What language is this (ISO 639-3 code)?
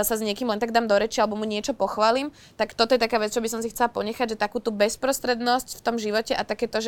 slk